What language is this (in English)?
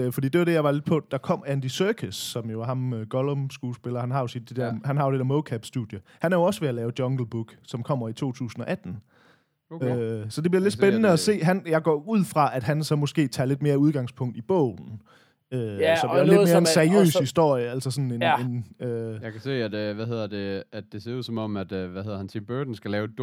Danish